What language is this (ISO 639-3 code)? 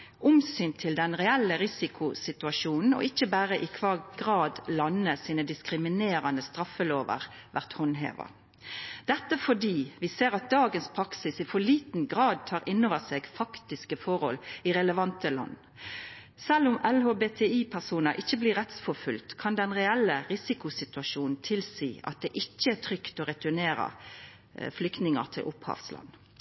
nno